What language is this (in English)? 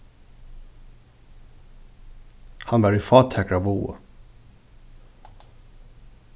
Faroese